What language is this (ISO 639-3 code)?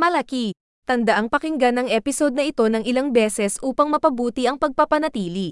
fil